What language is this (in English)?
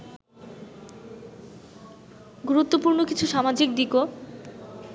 Bangla